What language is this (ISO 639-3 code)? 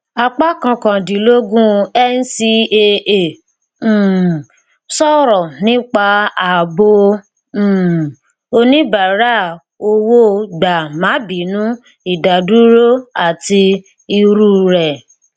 yor